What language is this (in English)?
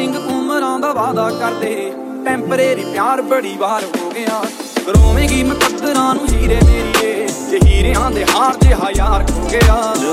Punjabi